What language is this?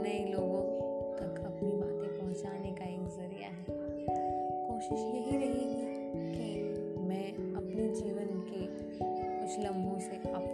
Hindi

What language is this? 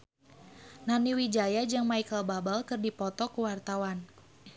Sundanese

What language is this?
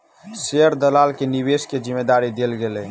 Maithili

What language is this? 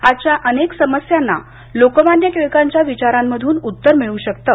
Marathi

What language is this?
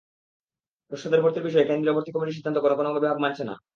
Bangla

